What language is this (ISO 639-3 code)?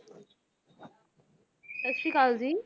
pan